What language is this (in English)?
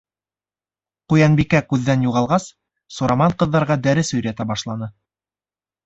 Bashkir